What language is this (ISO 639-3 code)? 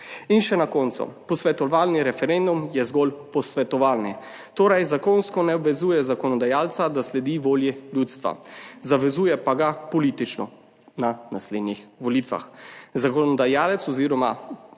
slv